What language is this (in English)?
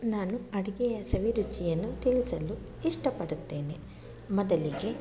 Kannada